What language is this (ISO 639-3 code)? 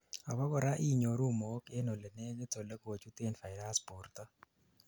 kln